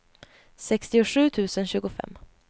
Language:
Swedish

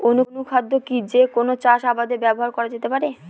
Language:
Bangla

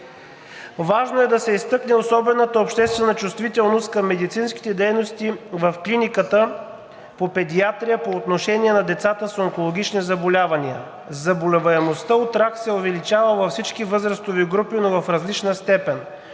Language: Bulgarian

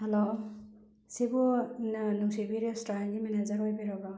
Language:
Manipuri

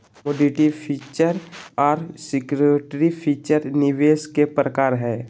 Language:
Magahi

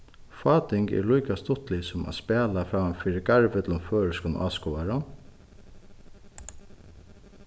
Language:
Faroese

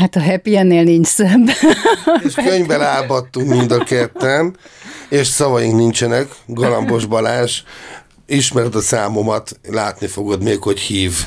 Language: Hungarian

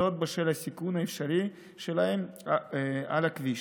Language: Hebrew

